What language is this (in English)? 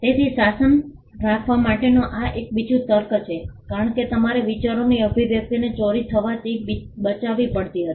Gujarati